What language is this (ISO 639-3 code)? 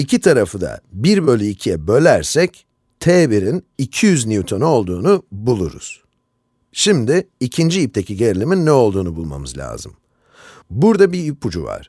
tur